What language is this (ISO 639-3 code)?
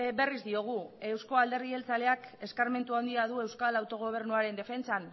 eus